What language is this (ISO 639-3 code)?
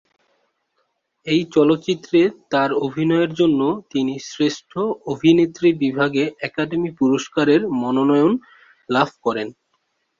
ben